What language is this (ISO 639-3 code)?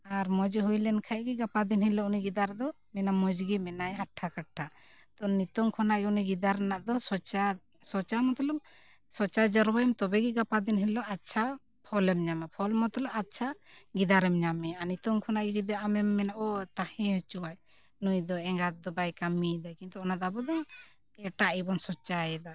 sat